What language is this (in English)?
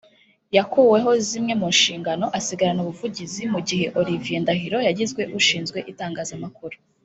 Kinyarwanda